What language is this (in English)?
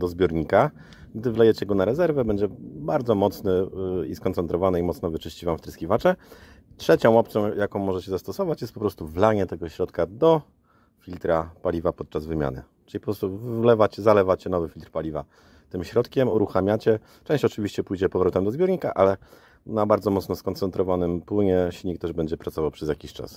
Polish